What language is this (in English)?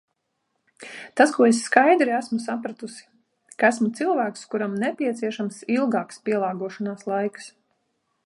Latvian